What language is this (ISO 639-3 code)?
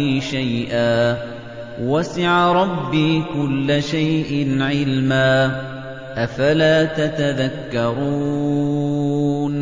ara